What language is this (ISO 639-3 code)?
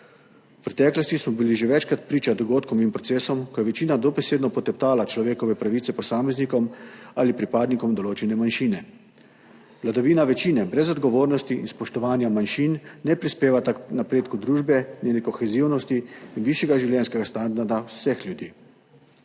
slv